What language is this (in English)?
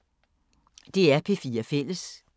Danish